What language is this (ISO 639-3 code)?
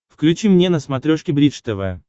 rus